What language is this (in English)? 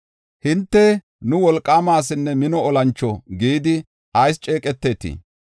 Gofa